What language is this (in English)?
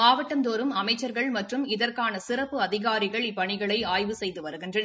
Tamil